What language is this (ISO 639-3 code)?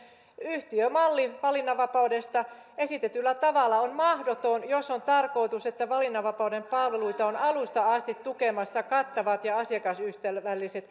fin